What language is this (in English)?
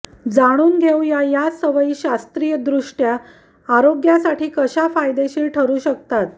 Marathi